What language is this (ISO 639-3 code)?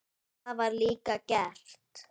isl